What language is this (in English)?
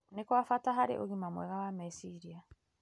Kikuyu